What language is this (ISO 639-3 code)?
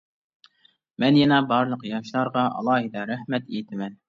uig